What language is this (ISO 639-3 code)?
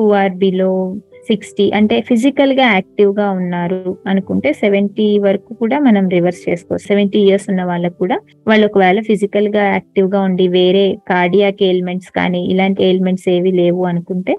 tel